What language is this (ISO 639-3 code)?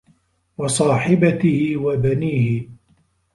ara